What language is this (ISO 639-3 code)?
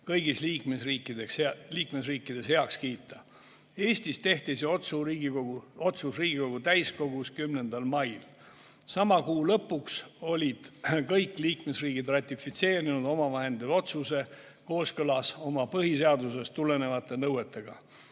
est